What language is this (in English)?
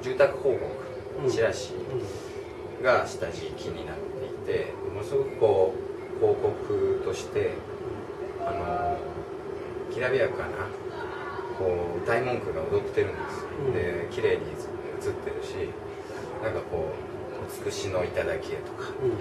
Japanese